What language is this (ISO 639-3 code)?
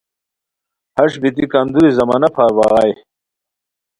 khw